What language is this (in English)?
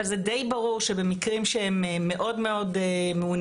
Hebrew